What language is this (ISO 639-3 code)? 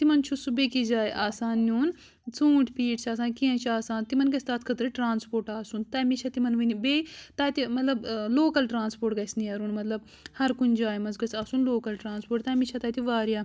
kas